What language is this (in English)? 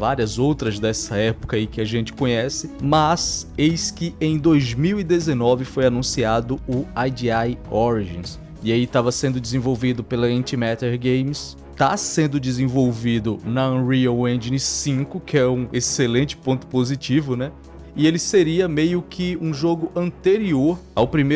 Portuguese